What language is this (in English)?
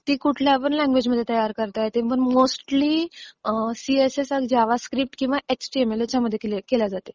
Marathi